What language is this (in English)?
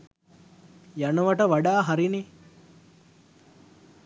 Sinhala